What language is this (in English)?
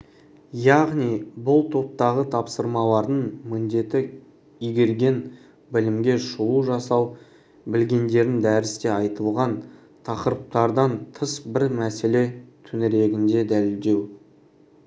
Kazakh